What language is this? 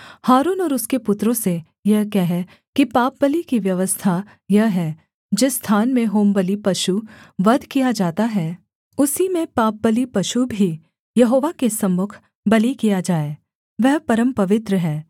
Hindi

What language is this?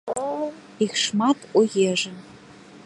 Belarusian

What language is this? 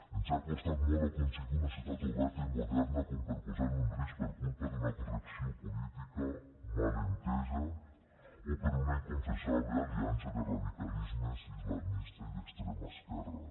Catalan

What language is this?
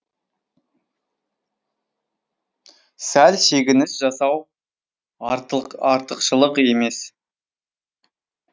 Kazakh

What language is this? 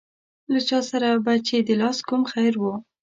Pashto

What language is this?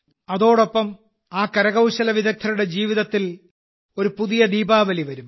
Malayalam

